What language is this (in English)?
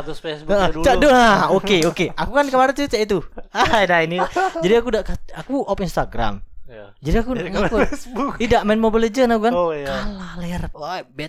Indonesian